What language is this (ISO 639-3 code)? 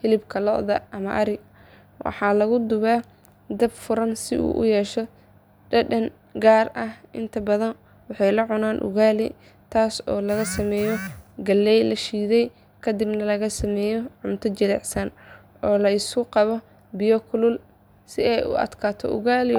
som